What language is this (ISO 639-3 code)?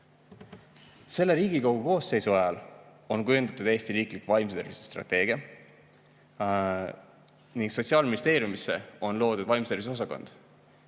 est